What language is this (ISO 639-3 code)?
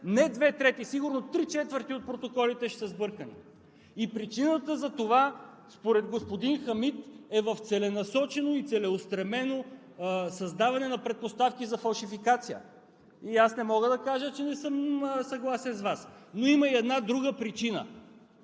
bul